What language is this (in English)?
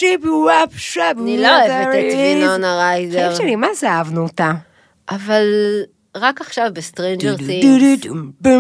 Hebrew